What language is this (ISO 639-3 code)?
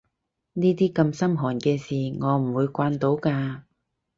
yue